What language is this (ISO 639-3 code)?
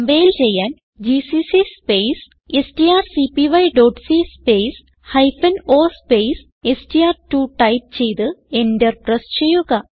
mal